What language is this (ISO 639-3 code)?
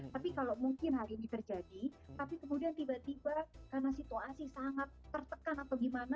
ind